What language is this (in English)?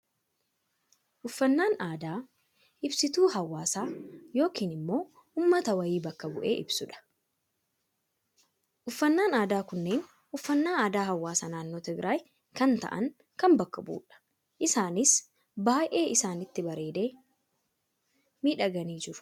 Oromo